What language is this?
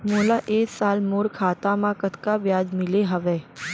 Chhattisgarhi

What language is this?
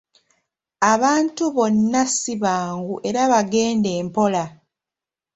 Ganda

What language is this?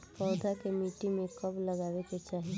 Bhojpuri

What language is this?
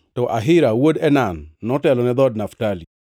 Luo (Kenya and Tanzania)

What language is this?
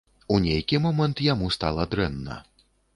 Belarusian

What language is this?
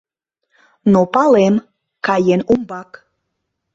Mari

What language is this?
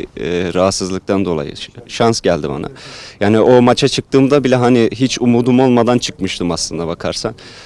Turkish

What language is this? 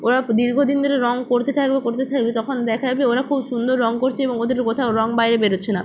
Bangla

